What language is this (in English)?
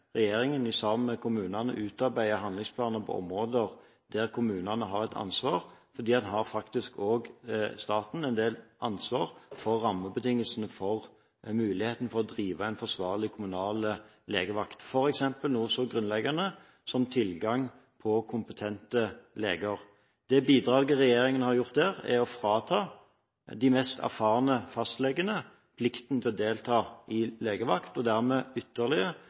Norwegian Bokmål